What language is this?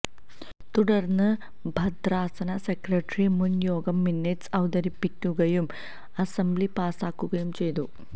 Malayalam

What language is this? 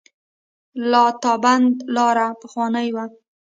Pashto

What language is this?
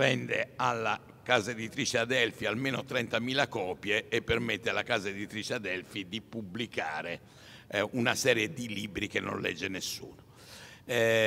Italian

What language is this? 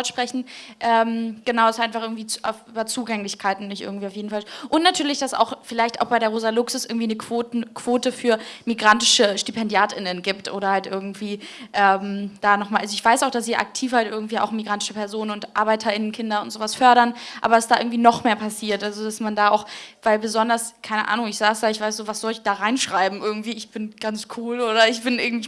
German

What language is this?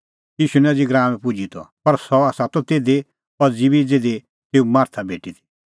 Kullu Pahari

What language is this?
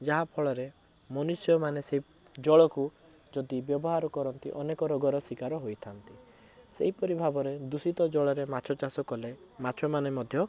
Odia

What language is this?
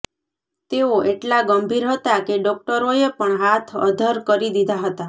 Gujarati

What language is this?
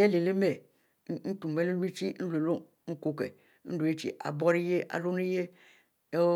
Mbe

